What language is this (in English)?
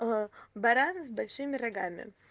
Russian